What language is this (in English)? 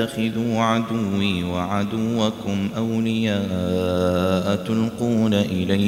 Arabic